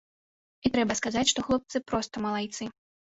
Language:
Belarusian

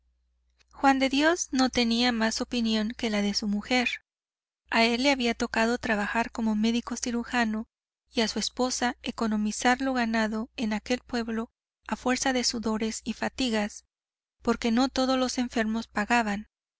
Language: Spanish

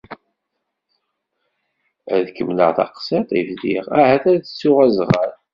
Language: Kabyle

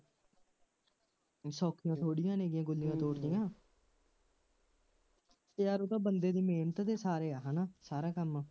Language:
Punjabi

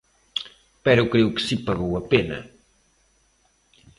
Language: Galician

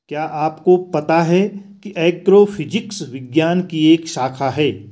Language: Hindi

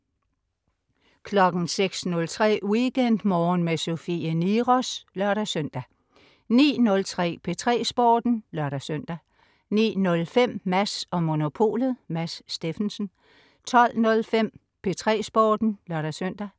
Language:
Danish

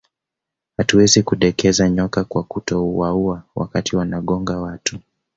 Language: Swahili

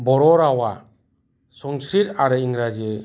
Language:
Bodo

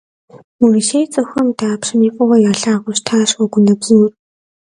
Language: Kabardian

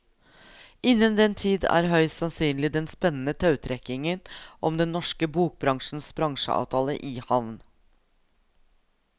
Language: Norwegian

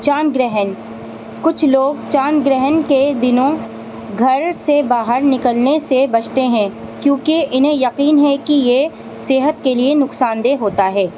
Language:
Urdu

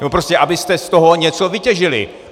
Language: Czech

